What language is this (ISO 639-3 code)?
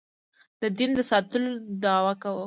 pus